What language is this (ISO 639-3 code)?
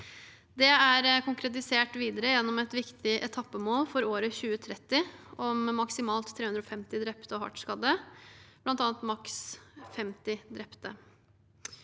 nor